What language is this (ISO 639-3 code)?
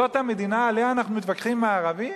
heb